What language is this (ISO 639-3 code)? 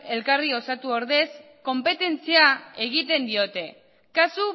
eus